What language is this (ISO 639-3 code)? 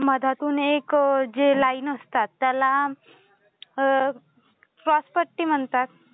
mar